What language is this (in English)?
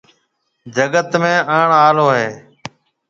Marwari (Pakistan)